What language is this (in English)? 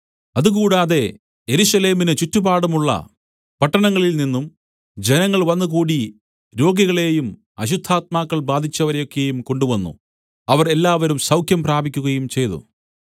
Malayalam